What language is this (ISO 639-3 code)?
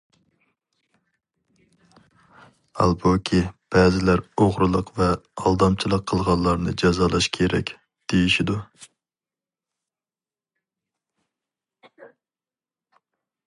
uig